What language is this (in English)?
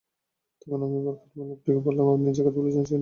Bangla